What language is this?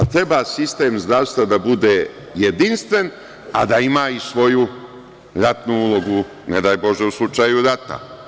Serbian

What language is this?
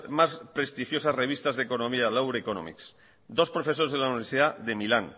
Spanish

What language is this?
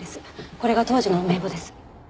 Japanese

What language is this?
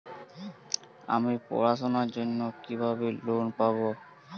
Bangla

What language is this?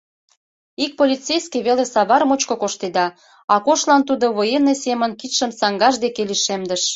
Mari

